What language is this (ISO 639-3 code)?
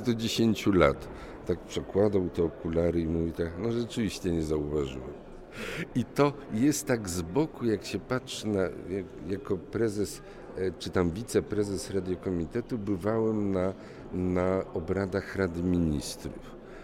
pol